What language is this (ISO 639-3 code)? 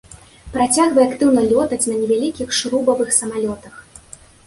bel